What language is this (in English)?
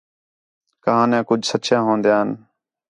Khetrani